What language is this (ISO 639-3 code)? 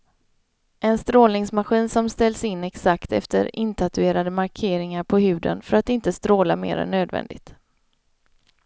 swe